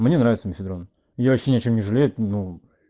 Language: Russian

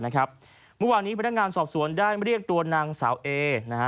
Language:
Thai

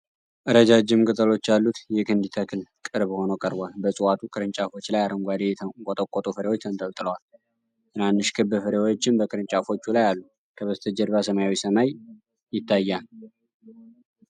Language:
Amharic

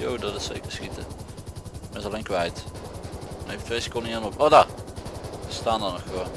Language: Dutch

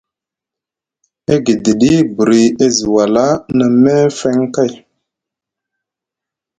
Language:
Musgu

